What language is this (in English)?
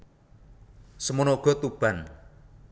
Javanese